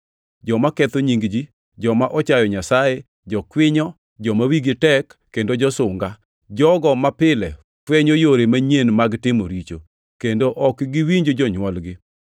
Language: Luo (Kenya and Tanzania)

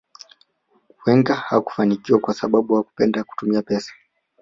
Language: Swahili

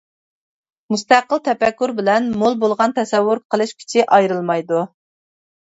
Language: Uyghur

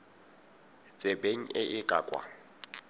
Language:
Tswana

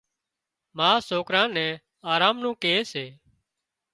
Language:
Wadiyara Koli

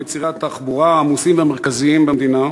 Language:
Hebrew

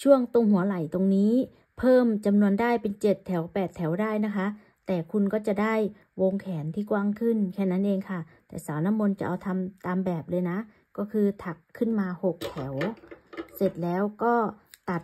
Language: Thai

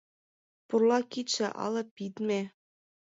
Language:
Mari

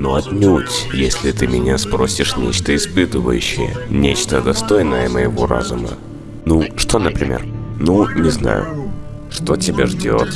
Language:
Russian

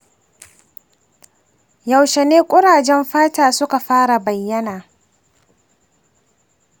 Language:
Hausa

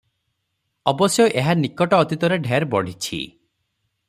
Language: Odia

